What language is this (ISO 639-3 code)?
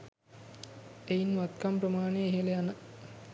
sin